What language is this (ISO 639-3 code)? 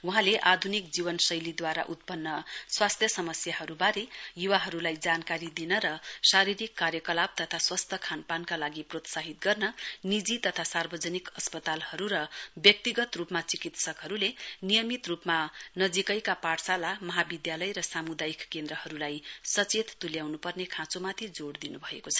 nep